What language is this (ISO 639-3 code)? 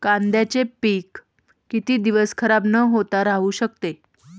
mar